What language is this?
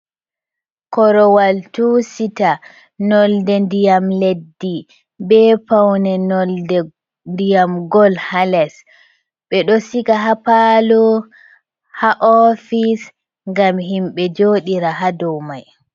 Fula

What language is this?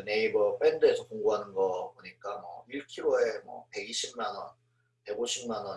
Korean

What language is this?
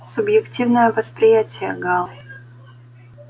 Russian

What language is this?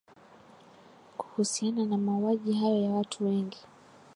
Swahili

